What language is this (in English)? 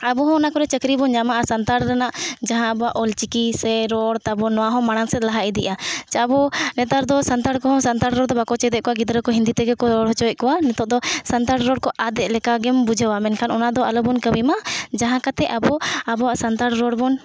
Santali